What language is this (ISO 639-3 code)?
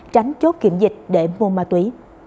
vie